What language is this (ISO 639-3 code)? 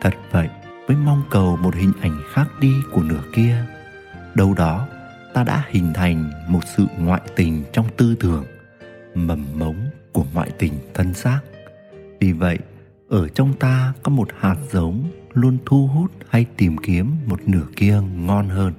vie